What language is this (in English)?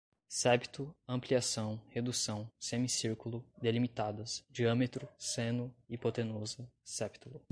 Portuguese